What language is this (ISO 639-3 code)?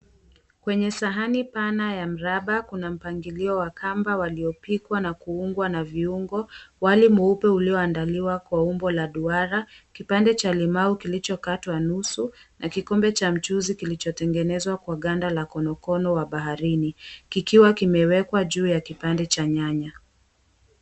swa